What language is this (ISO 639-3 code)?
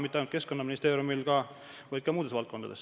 est